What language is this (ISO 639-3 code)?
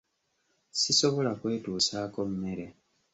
lug